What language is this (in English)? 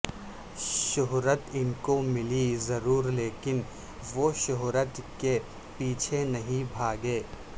Urdu